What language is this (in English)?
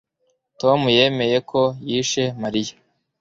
Kinyarwanda